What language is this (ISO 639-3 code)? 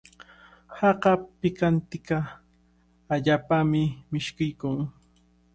qvl